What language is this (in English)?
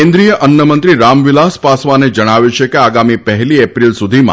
Gujarati